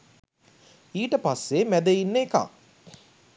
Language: Sinhala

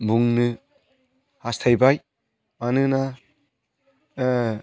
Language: Bodo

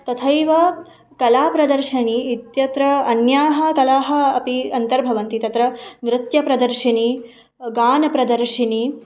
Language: Sanskrit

